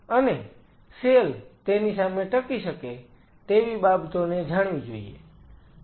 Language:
Gujarati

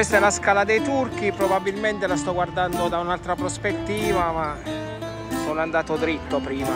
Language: Italian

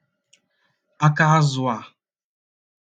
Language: Igbo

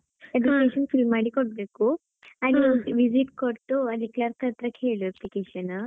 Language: Kannada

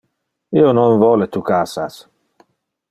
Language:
Interlingua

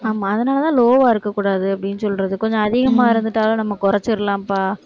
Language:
Tamil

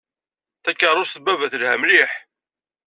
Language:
Kabyle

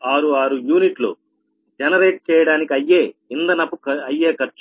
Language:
Telugu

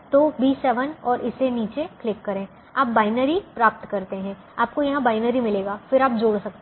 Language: Hindi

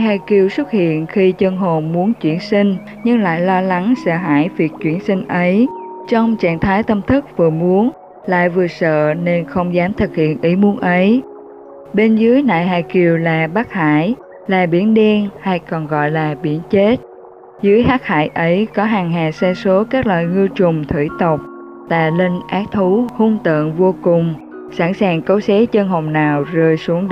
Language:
Vietnamese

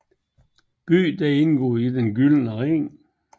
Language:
Danish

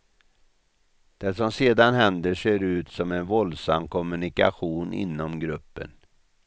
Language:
Swedish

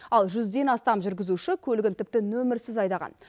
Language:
Kazakh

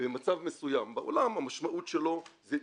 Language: Hebrew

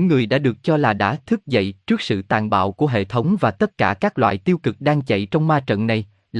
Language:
Vietnamese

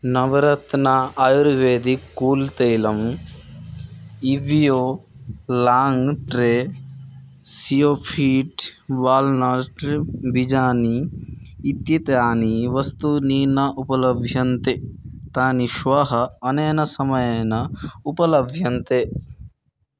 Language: Sanskrit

